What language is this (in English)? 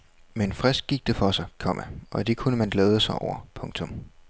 Danish